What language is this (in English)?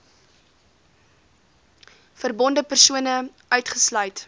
Afrikaans